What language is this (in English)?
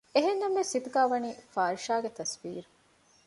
Divehi